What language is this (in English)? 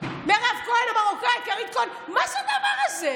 Hebrew